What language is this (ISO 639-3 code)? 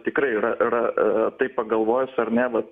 lit